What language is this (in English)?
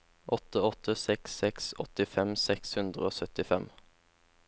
Norwegian